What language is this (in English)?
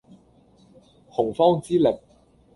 Cantonese